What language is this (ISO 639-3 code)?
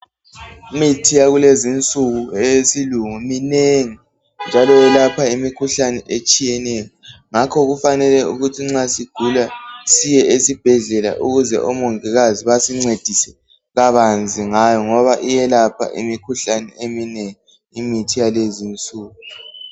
nde